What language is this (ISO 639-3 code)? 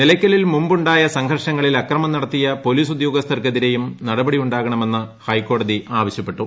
mal